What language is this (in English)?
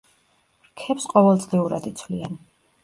Georgian